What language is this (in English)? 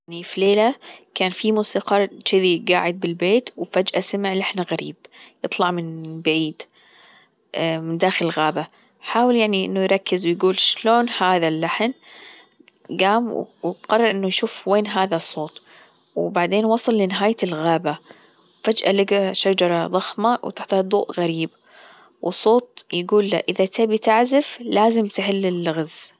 Gulf Arabic